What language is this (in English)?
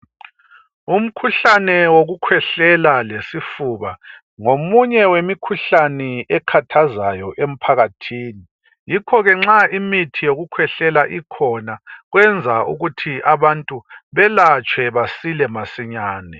North Ndebele